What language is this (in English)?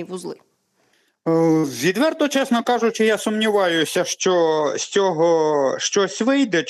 Ukrainian